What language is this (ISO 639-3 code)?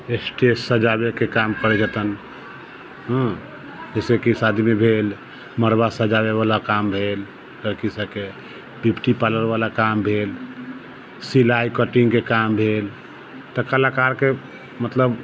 mai